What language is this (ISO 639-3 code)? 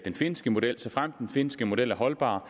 dan